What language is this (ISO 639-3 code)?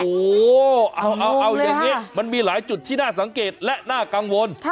tha